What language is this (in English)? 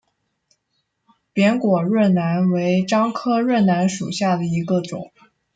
Chinese